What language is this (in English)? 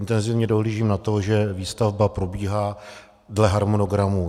Czech